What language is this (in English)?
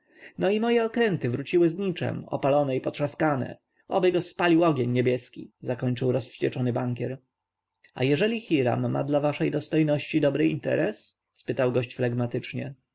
Polish